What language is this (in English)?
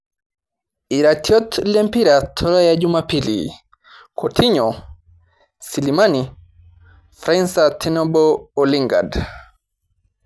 Masai